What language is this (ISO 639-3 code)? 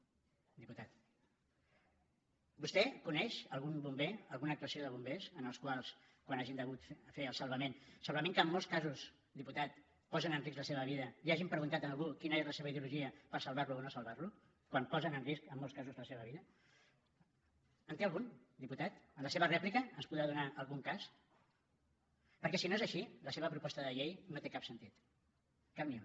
cat